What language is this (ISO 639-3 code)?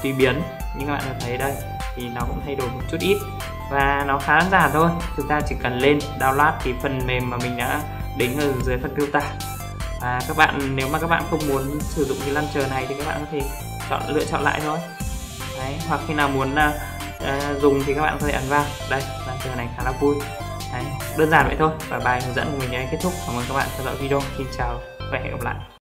vie